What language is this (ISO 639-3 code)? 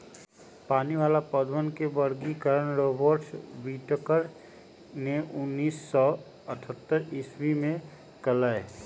mag